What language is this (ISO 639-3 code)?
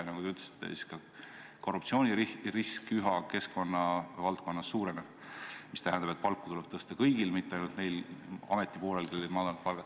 est